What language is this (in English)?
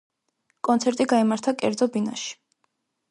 Georgian